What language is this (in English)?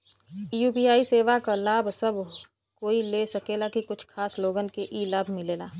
Bhojpuri